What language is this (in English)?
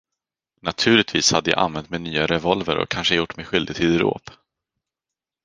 Swedish